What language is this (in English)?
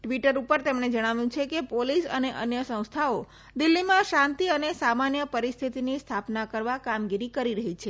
Gujarati